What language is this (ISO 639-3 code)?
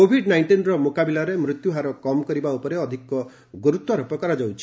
ori